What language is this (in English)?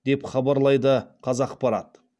Kazakh